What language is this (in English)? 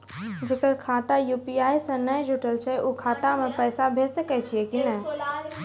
Maithili